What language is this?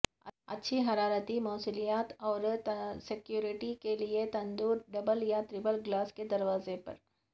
Urdu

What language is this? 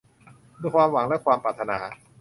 Thai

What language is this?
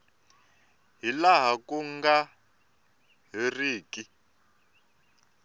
Tsonga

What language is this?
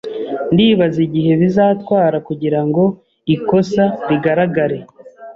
Kinyarwanda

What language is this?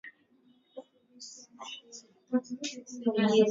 Swahili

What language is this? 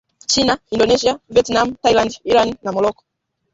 Swahili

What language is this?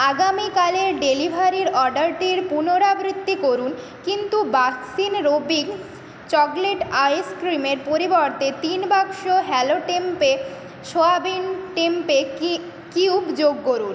Bangla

